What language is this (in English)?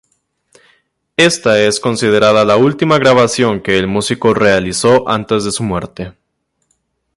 Spanish